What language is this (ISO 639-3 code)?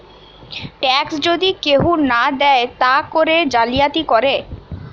ben